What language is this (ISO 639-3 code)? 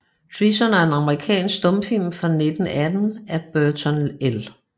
dan